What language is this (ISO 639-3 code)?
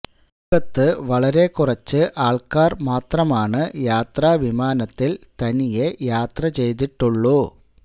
mal